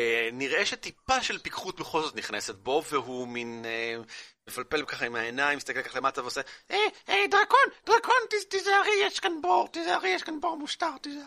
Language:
Hebrew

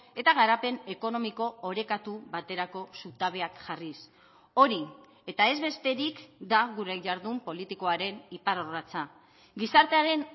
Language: Basque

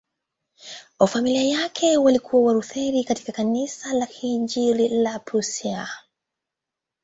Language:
Swahili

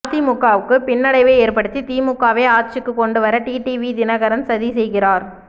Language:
Tamil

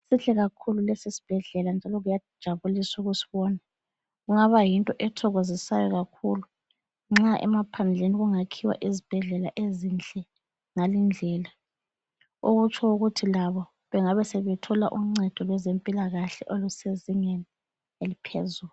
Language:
North Ndebele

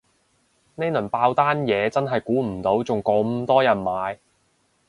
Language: Cantonese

